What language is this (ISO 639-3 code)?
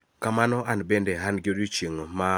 luo